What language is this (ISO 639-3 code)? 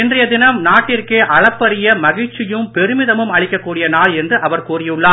tam